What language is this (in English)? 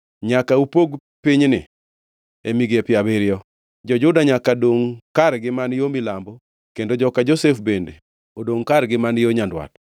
Luo (Kenya and Tanzania)